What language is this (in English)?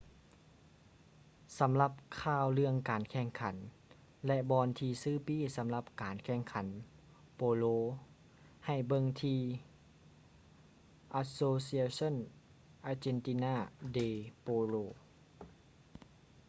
Lao